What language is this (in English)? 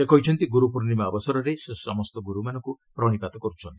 Odia